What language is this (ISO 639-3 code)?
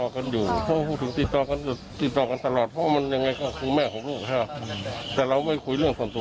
tha